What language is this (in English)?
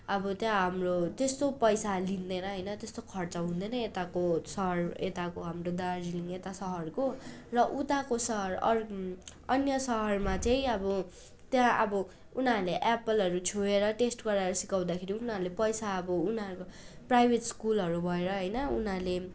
Nepali